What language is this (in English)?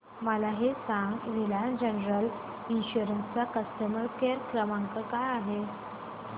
Marathi